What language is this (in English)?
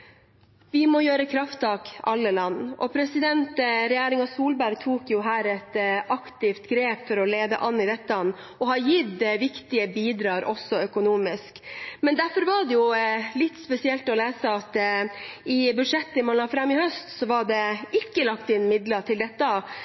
Norwegian Bokmål